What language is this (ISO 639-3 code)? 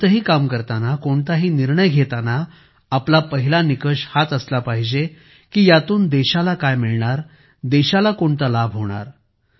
mar